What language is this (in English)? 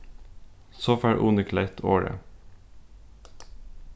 Faroese